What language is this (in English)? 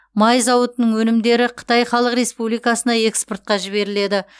Kazakh